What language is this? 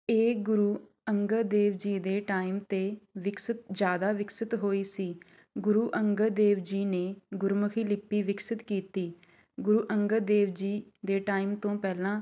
Punjabi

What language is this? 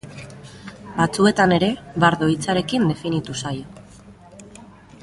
Basque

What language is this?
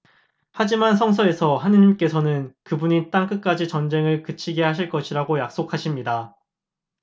Korean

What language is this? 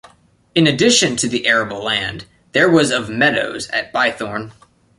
English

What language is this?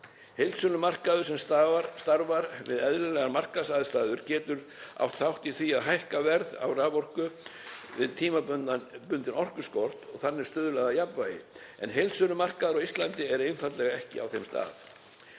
Icelandic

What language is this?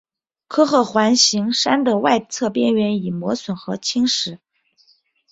Chinese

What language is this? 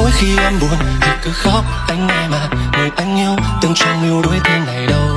Vietnamese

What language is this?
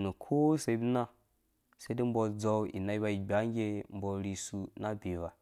Dũya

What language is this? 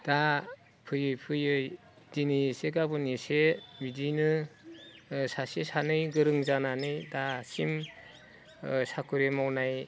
Bodo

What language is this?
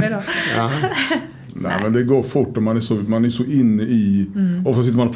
Swedish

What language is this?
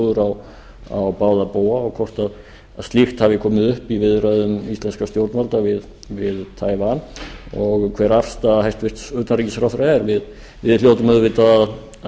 Icelandic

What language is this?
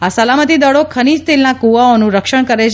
Gujarati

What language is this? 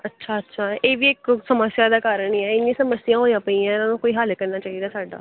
Punjabi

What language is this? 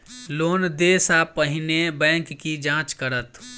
Maithili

